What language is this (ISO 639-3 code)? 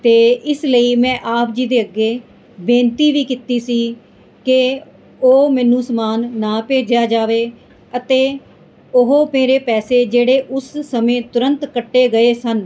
pan